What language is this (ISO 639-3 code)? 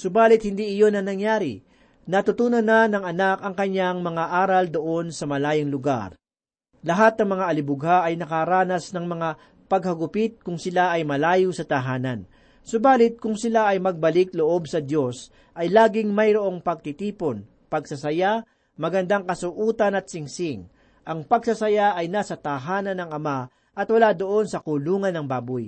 fil